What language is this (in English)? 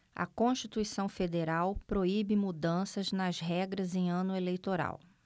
Portuguese